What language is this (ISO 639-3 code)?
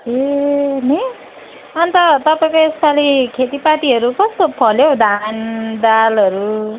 nep